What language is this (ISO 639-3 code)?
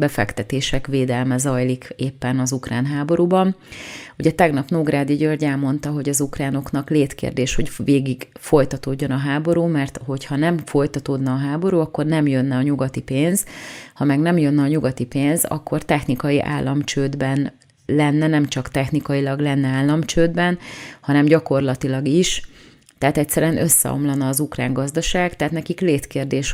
hun